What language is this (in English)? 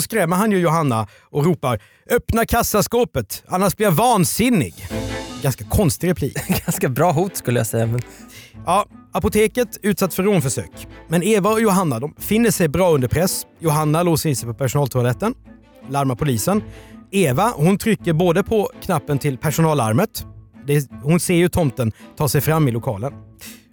Swedish